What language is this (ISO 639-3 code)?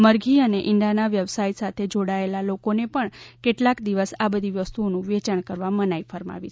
guj